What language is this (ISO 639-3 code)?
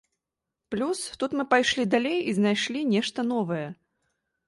bel